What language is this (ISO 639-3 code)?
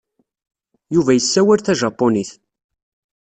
kab